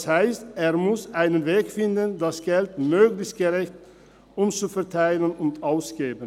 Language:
Swiss German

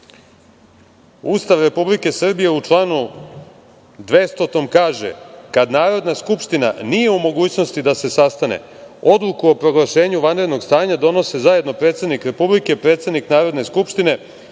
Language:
Serbian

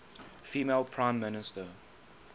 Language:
English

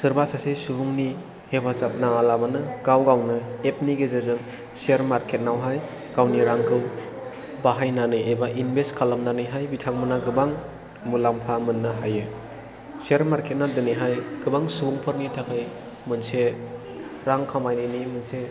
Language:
Bodo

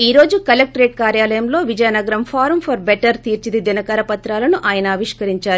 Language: Telugu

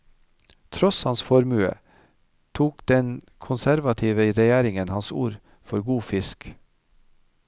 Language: Norwegian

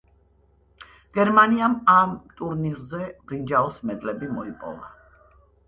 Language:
Georgian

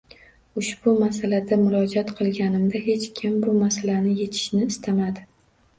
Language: Uzbek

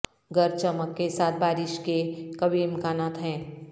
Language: Urdu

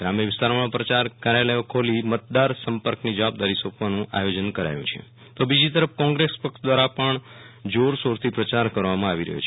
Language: Gujarati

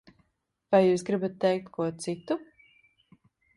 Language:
Latvian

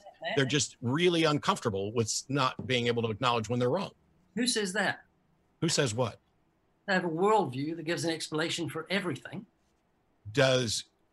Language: English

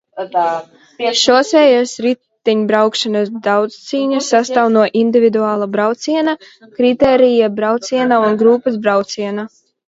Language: Latvian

